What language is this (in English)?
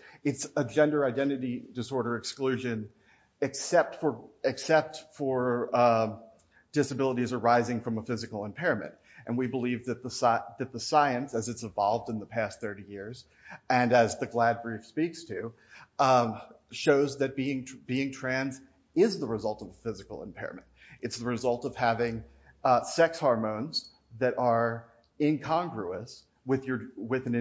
English